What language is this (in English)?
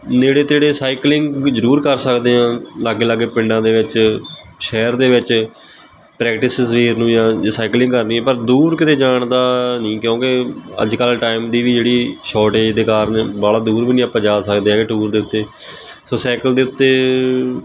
Punjabi